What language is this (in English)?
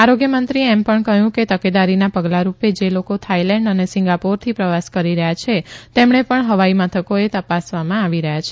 Gujarati